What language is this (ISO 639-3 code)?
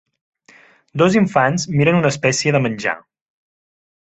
cat